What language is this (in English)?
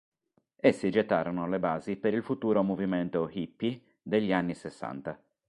Italian